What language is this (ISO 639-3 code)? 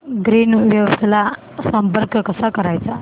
mar